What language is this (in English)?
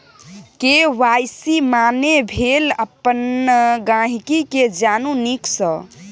Maithili